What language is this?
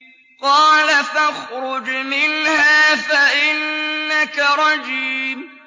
Arabic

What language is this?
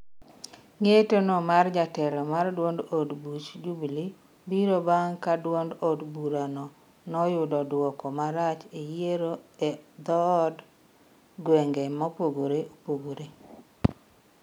Luo (Kenya and Tanzania)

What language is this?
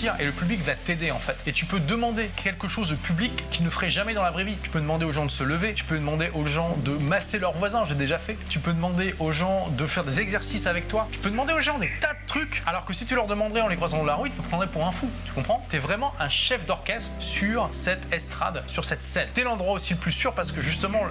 French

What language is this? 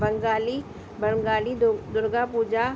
Sindhi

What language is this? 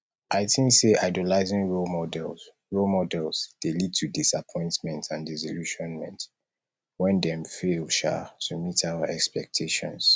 Nigerian Pidgin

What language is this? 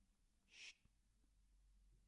Welsh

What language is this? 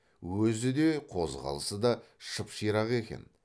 Kazakh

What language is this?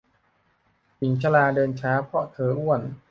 Thai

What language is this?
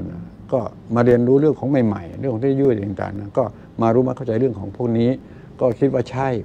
Thai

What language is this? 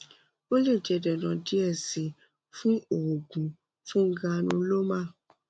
Yoruba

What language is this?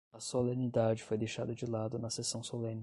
Portuguese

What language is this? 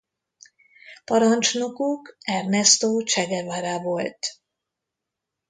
Hungarian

